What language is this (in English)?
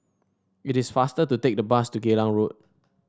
English